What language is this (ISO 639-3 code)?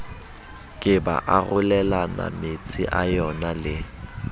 sot